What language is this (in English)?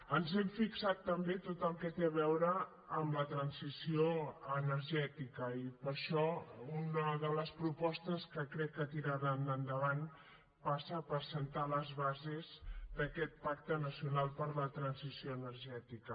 Catalan